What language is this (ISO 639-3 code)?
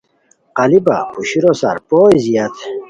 khw